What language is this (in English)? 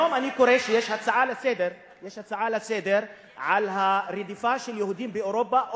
Hebrew